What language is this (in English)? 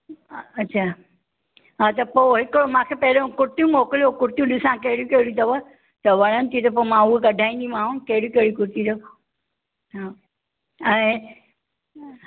Sindhi